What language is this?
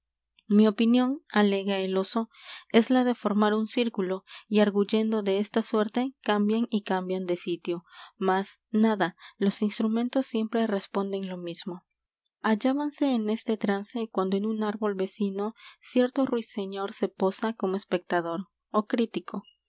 Spanish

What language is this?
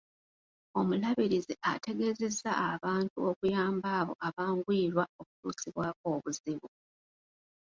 Ganda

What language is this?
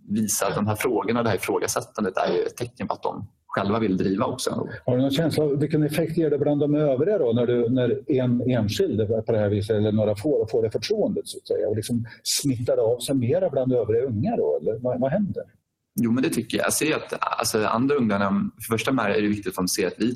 Swedish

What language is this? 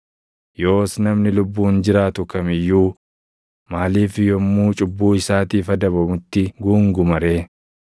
Oromo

